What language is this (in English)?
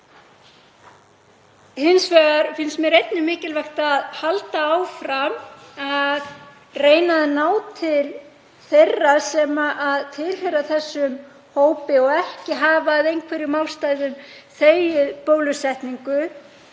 Icelandic